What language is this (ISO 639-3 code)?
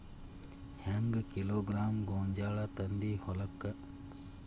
kan